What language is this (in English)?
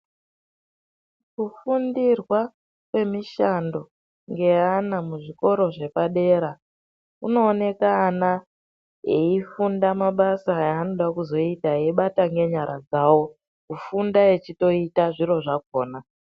Ndau